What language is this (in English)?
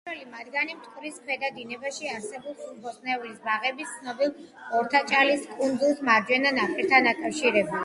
Georgian